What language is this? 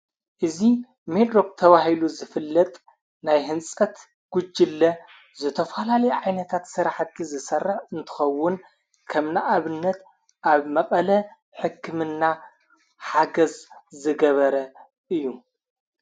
Tigrinya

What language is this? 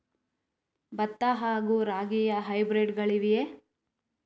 Kannada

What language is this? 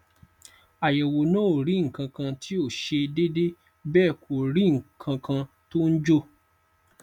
Yoruba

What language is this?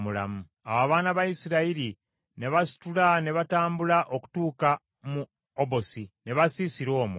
Ganda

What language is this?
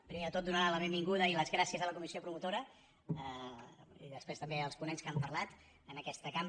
Catalan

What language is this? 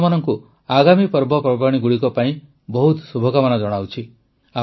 Odia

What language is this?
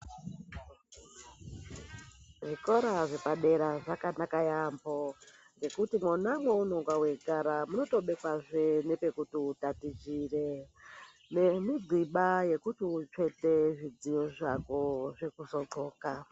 Ndau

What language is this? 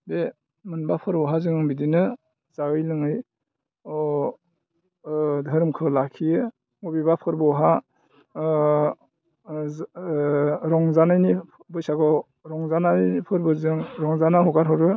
Bodo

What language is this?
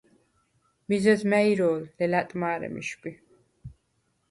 Svan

